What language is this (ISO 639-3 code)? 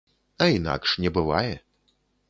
bel